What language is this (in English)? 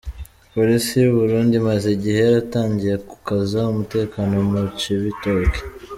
Kinyarwanda